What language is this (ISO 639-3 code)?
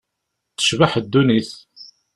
kab